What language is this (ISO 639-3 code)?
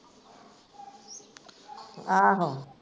pan